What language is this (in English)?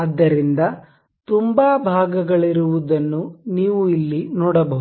Kannada